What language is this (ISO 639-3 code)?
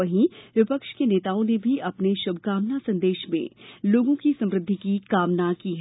hin